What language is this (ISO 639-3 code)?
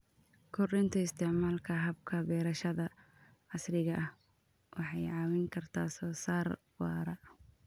som